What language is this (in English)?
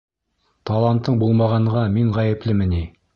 Bashkir